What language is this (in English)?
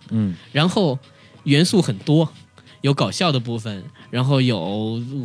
Chinese